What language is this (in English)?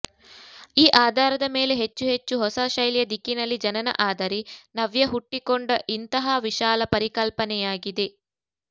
Kannada